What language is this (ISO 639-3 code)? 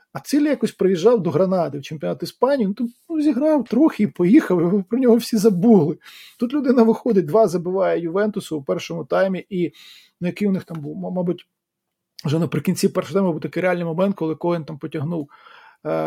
ukr